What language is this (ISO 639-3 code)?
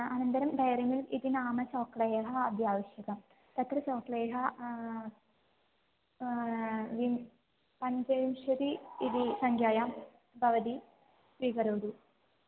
san